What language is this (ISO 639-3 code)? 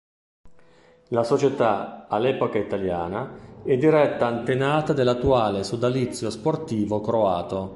ita